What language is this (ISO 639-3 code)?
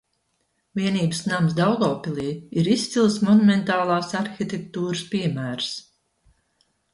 lav